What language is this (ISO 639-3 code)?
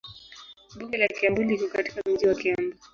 swa